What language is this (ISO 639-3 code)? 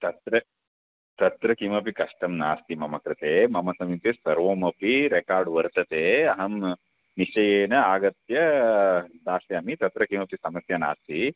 san